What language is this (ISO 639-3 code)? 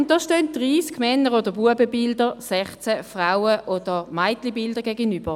gsw